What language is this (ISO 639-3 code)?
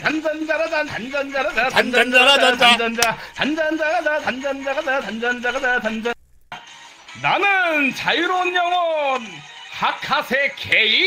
kor